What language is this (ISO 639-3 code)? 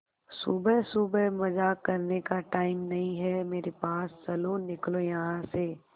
hin